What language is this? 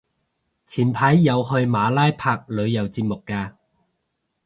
Cantonese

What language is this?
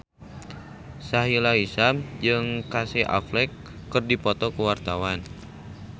Sundanese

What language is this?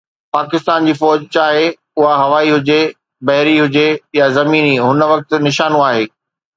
Sindhi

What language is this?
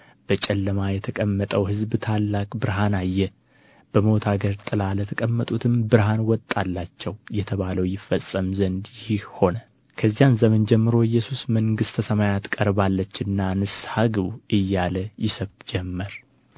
Amharic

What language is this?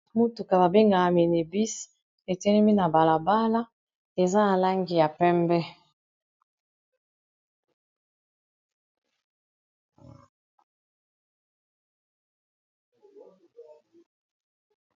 Lingala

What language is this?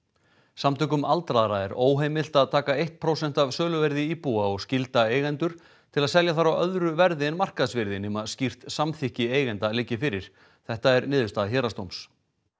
Icelandic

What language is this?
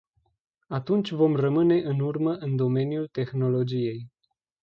Romanian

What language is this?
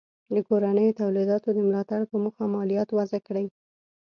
Pashto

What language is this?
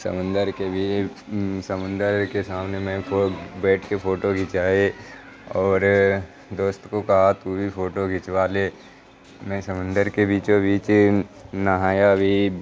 Urdu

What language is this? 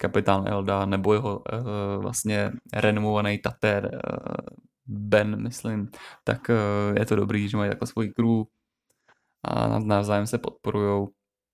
Czech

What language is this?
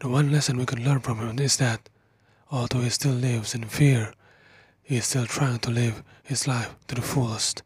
English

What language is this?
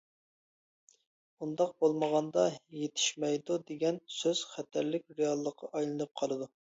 Uyghur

